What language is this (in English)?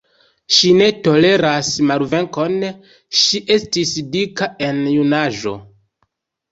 Esperanto